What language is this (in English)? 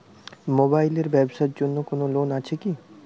Bangla